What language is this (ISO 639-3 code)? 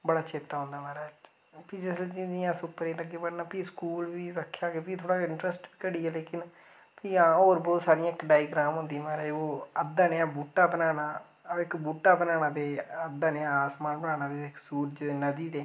doi